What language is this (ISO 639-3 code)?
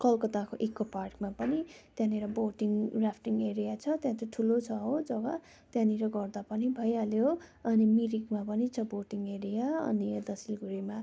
nep